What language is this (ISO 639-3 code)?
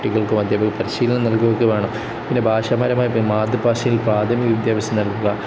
mal